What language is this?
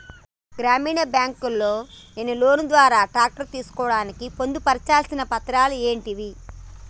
Telugu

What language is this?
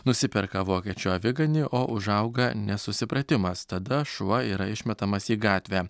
Lithuanian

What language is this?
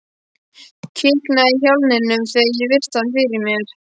Icelandic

